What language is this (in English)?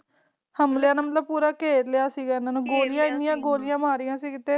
Punjabi